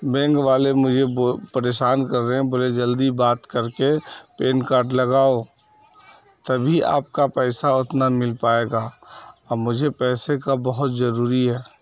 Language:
Urdu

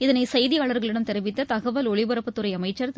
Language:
Tamil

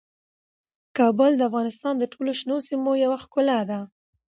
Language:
Pashto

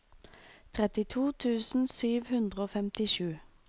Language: Norwegian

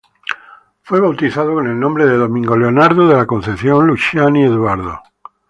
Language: Spanish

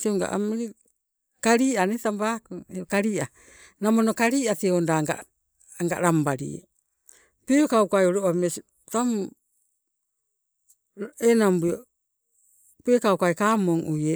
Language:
Sibe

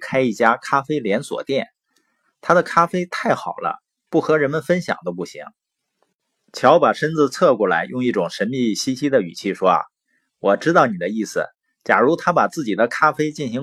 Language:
Chinese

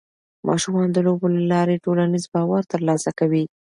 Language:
Pashto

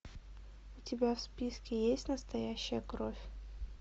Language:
Russian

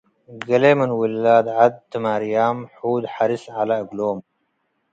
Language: Tigre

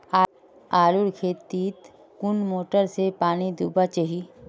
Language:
Magahi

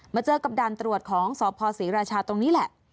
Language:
Thai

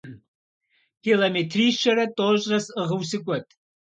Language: Kabardian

